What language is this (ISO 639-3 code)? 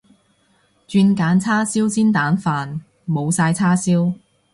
yue